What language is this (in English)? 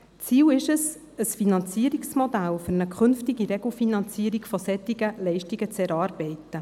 Swiss German